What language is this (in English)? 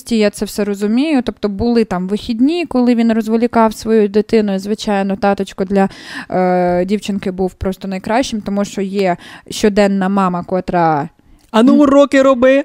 Ukrainian